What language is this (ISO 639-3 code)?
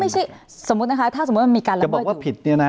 tha